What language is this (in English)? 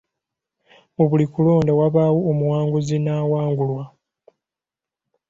Ganda